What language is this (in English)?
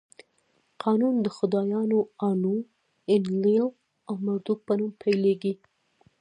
Pashto